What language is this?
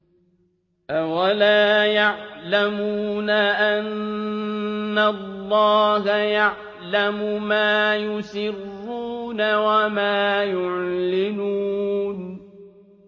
Arabic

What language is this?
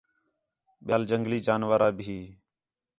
Khetrani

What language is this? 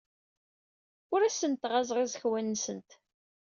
Kabyle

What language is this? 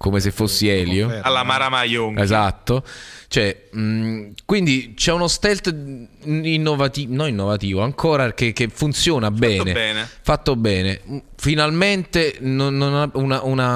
Italian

